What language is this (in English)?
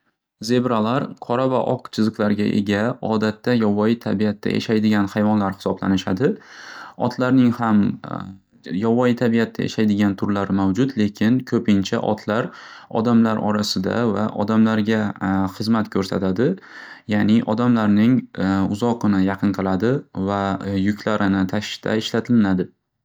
Uzbek